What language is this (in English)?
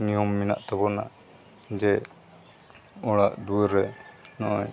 Santali